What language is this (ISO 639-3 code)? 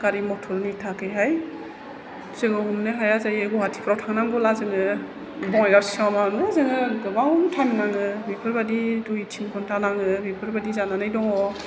brx